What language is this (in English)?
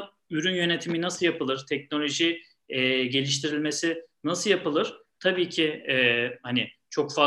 Turkish